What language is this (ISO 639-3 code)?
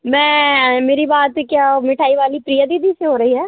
hin